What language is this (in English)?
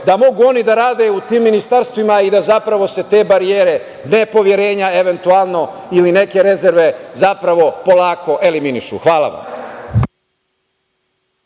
Serbian